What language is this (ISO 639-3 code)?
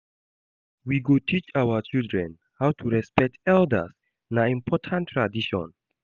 pcm